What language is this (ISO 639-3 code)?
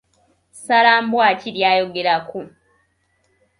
lug